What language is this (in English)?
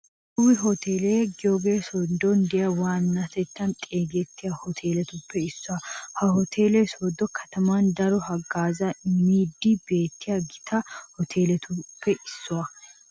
Wolaytta